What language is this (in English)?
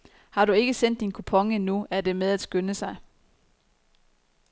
Danish